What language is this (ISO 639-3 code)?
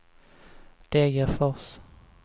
swe